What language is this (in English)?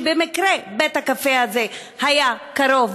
Hebrew